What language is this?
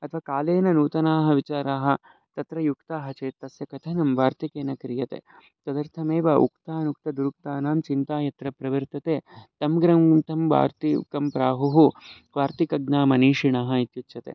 Sanskrit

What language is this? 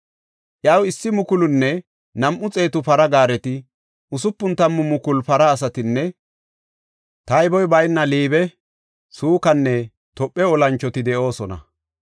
Gofa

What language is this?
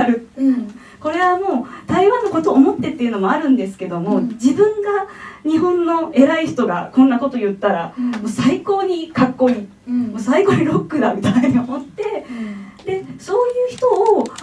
Japanese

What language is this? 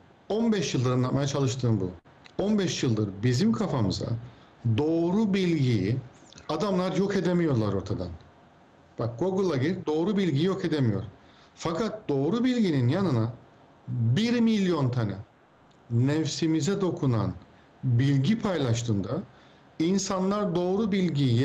Turkish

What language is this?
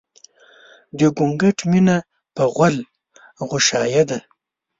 Pashto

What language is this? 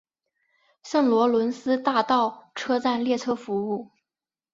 Chinese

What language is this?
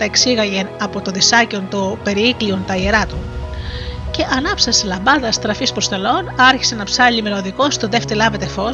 Greek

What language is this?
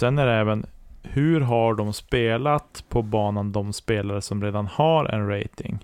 Swedish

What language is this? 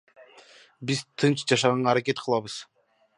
Kyrgyz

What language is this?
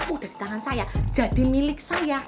Indonesian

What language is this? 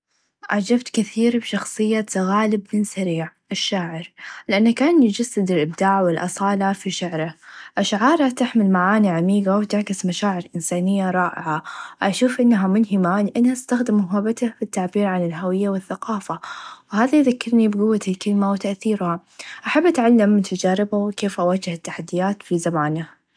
Najdi Arabic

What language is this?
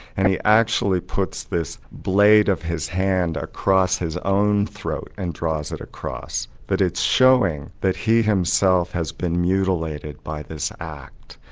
English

